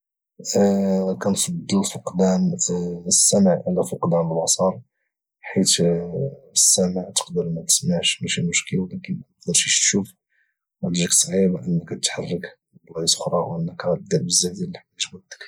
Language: Moroccan Arabic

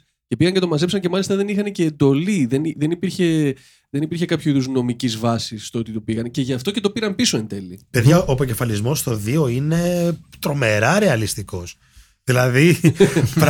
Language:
Greek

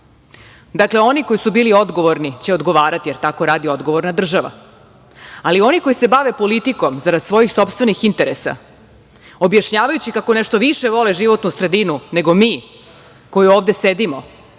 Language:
Serbian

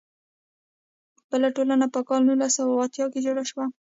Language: Pashto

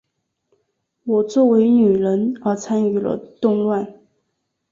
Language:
Chinese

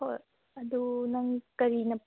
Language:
Manipuri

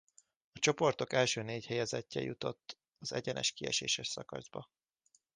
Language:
Hungarian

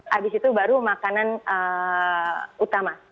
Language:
Indonesian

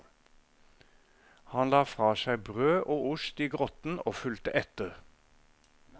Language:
Norwegian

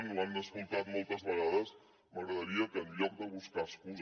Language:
Catalan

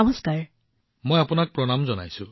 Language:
Assamese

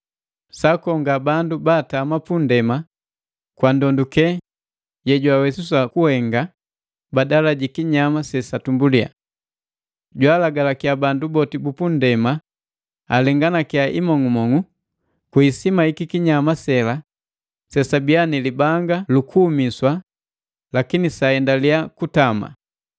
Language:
Matengo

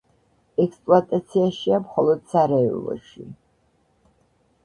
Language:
Georgian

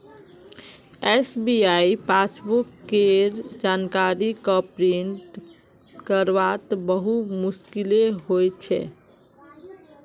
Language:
Magahi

